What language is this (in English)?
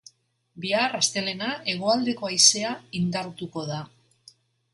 Basque